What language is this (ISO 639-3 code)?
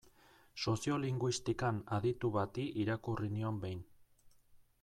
eus